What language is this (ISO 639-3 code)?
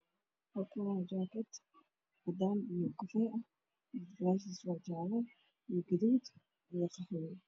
som